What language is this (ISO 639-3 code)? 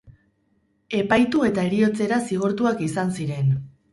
eus